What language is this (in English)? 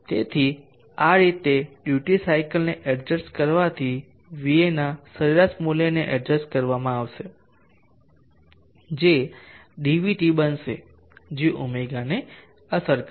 Gujarati